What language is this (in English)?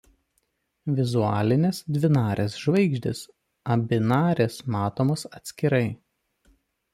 Lithuanian